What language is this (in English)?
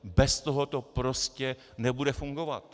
Czech